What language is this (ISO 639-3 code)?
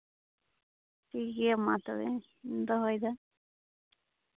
sat